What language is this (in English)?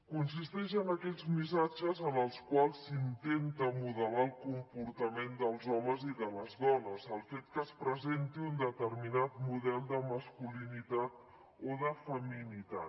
Catalan